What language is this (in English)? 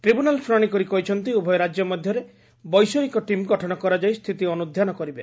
Odia